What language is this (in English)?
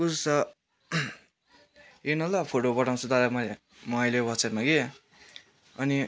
Nepali